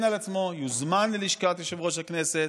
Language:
Hebrew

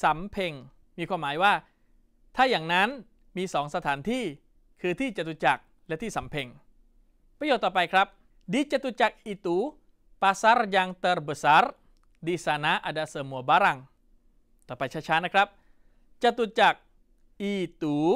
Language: Thai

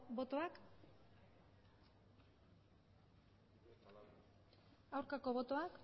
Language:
Basque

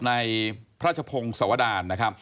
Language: Thai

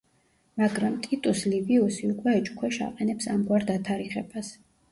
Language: Georgian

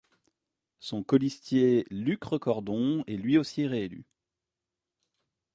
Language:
French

